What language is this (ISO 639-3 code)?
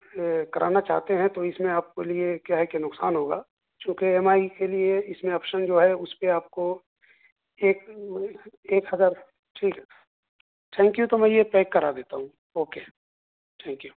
urd